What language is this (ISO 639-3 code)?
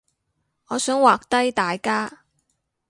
yue